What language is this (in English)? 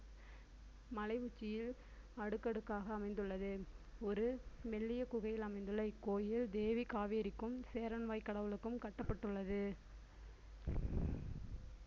Tamil